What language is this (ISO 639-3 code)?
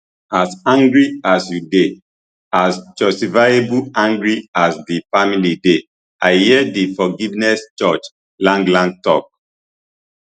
pcm